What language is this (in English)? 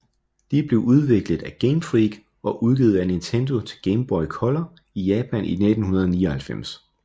Danish